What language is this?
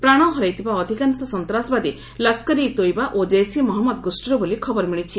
Odia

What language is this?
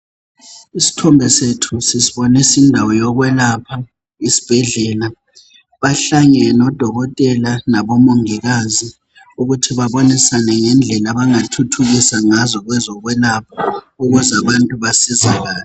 North Ndebele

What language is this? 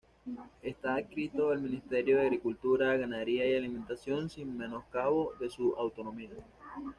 Spanish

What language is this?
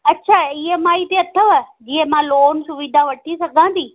Sindhi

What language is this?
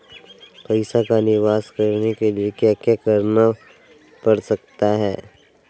Magahi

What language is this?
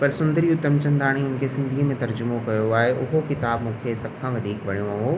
Sindhi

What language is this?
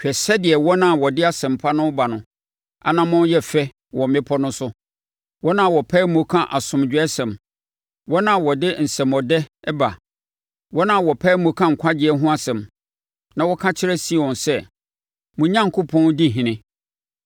Akan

